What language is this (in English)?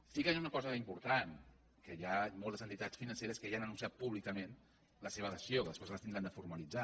Catalan